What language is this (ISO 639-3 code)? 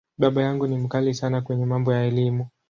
swa